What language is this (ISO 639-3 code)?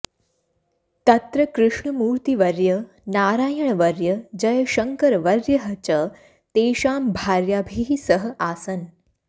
san